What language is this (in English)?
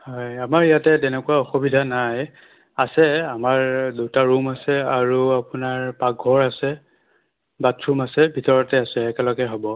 Assamese